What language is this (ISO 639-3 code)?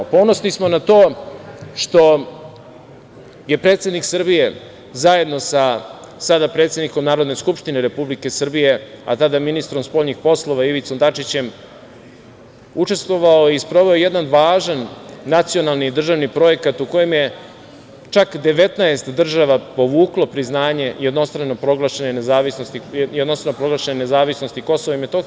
srp